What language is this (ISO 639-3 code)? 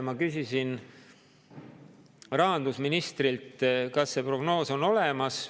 est